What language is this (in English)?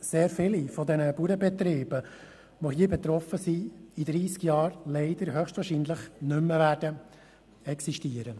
Swiss German